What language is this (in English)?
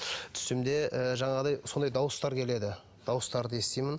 Kazakh